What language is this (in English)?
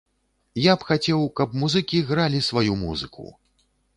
Belarusian